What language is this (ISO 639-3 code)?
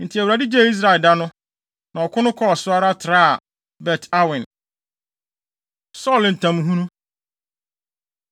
aka